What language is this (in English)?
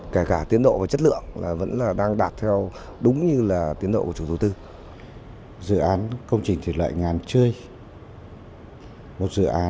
Vietnamese